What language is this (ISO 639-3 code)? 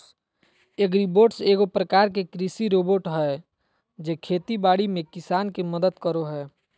mag